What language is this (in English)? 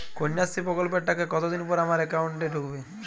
Bangla